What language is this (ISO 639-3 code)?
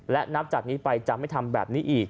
tha